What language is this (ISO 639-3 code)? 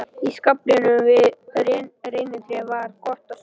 isl